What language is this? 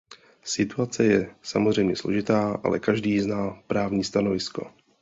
Czech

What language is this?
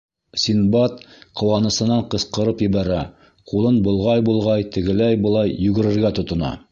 Bashkir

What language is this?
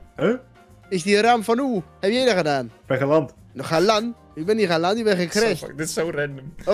Dutch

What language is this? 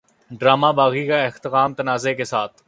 Urdu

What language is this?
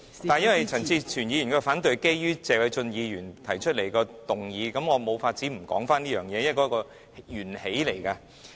Cantonese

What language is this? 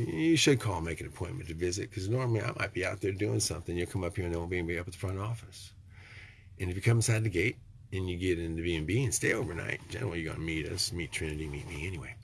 English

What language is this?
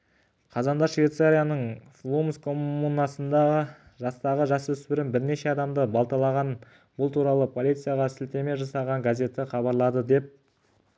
Kazakh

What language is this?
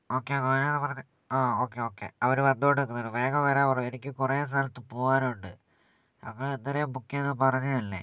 Malayalam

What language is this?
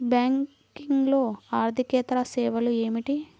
Telugu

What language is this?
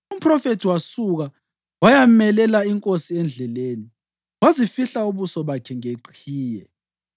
North Ndebele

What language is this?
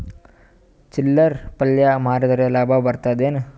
Kannada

